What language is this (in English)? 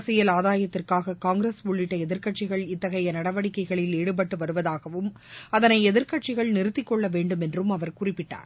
Tamil